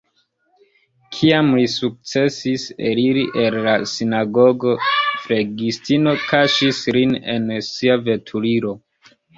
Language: Esperanto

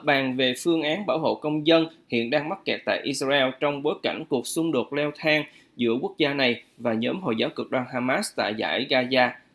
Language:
Vietnamese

